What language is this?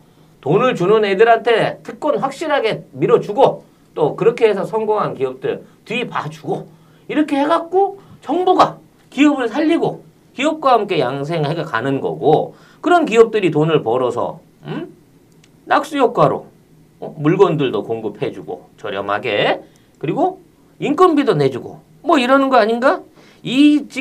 Korean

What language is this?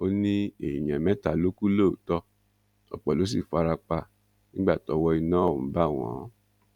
Yoruba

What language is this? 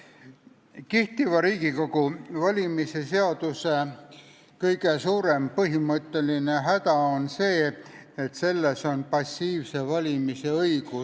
Estonian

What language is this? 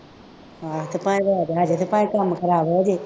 Punjabi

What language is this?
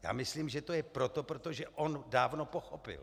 Czech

